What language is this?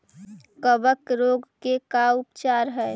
Magahi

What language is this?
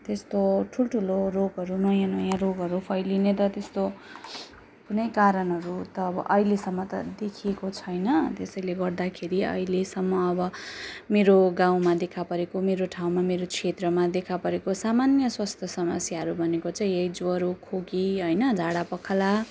Nepali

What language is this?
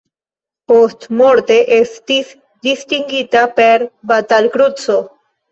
Esperanto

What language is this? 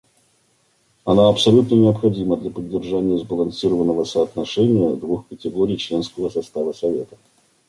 Russian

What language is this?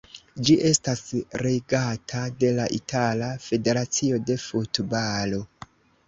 Esperanto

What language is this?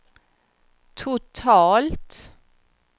Swedish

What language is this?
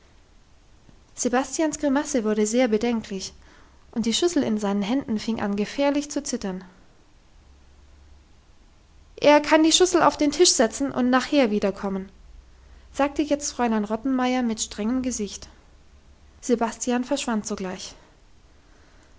German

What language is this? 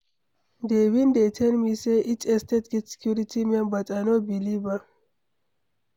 Nigerian Pidgin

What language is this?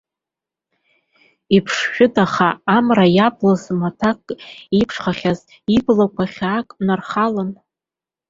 Abkhazian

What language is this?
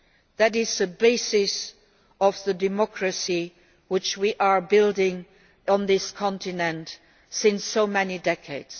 English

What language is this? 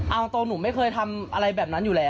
Thai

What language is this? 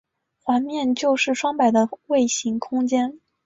Chinese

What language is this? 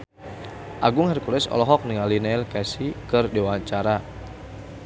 Sundanese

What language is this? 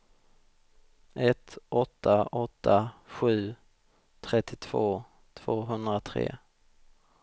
Swedish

